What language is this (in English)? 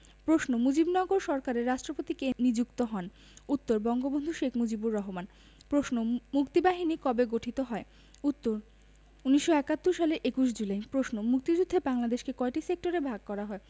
Bangla